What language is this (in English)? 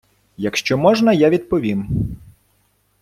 Ukrainian